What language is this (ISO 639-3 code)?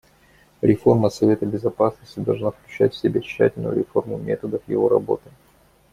rus